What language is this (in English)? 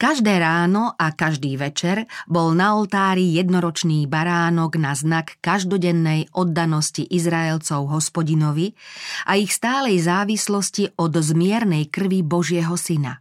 Slovak